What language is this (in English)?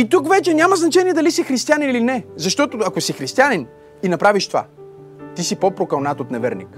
Bulgarian